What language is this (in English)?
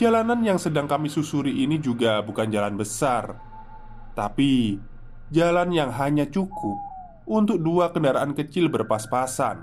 Indonesian